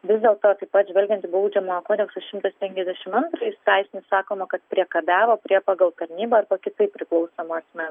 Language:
Lithuanian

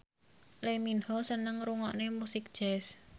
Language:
Javanese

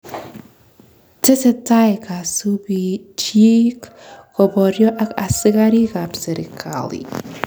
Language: Kalenjin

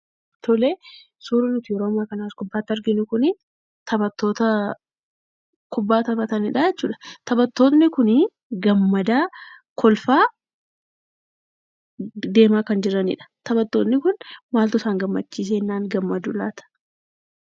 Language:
Oromo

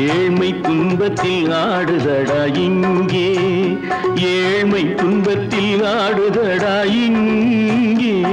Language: Tamil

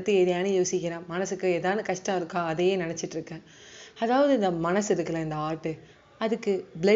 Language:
Tamil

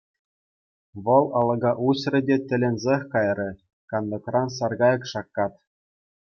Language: Chuvash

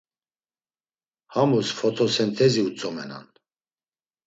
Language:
Laz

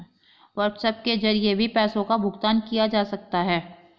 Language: Hindi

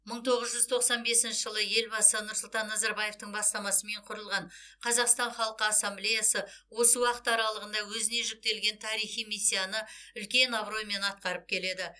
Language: Kazakh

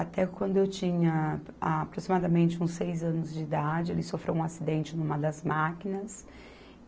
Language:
Portuguese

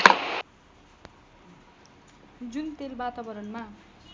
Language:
Nepali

